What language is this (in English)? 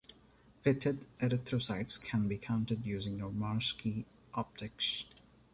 English